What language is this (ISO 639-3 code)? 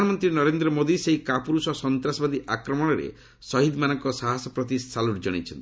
ori